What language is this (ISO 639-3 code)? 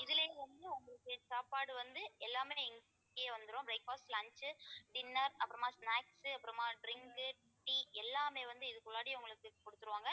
tam